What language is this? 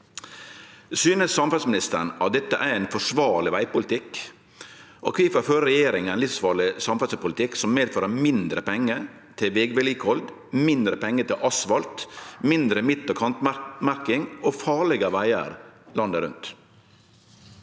Norwegian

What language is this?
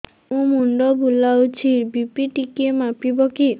Odia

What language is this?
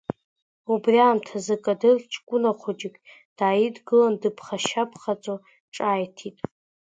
Abkhazian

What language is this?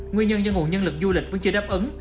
Vietnamese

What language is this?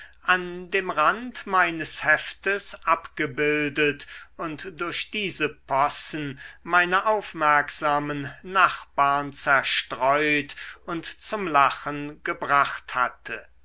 German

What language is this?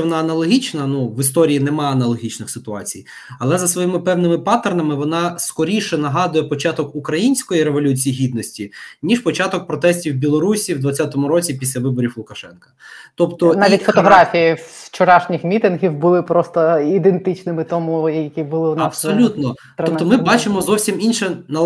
Ukrainian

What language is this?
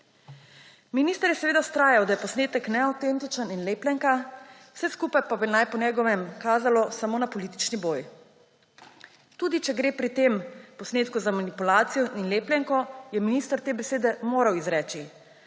Slovenian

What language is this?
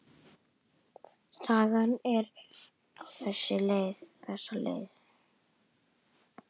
Icelandic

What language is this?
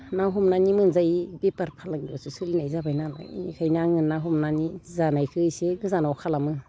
Bodo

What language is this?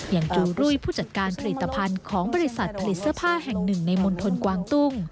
Thai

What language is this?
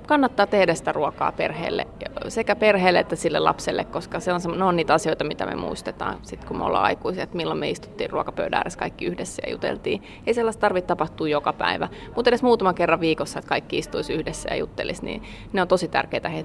Finnish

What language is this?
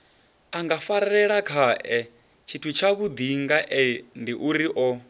Venda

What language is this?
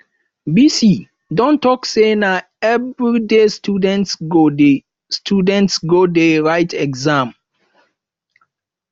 Nigerian Pidgin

